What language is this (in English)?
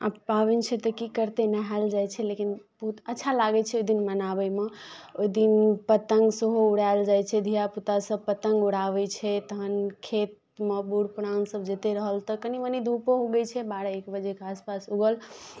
Maithili